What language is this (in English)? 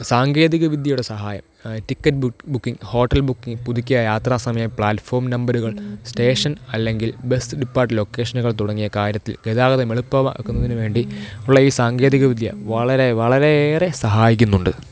Malayalam